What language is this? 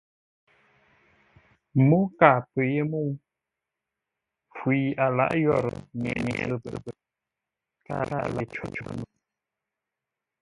Ngombale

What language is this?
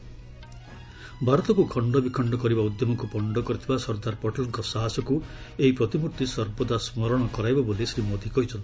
Odia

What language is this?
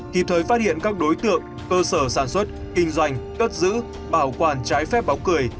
Vietnamese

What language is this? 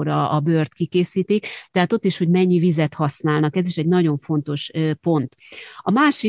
Hungarian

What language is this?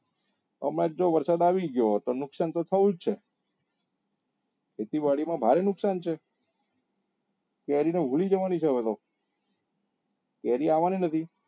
Gujarati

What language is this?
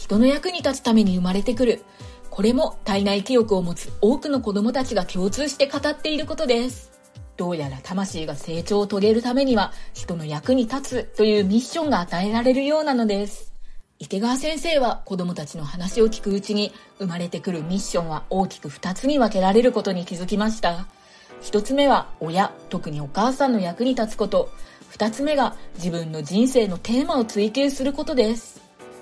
Japanese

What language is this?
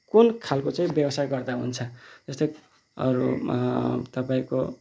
Nepali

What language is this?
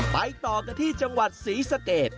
Thai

